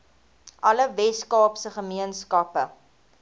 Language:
Afrikaans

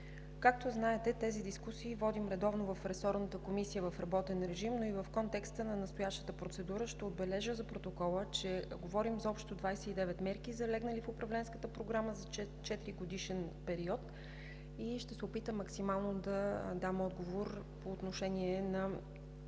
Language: Bulgarian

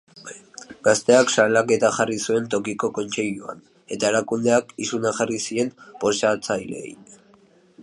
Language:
Basque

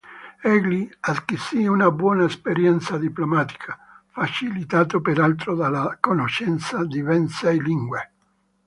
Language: Italian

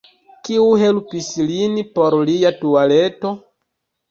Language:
Esperanto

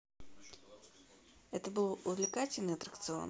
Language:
Russian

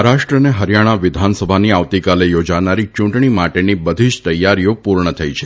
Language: Gujarati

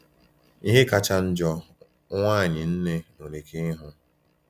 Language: Igbo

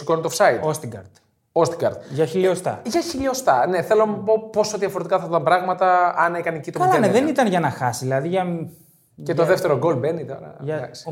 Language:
Greek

